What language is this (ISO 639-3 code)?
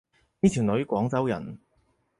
yue